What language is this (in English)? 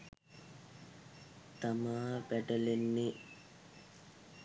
Sinhala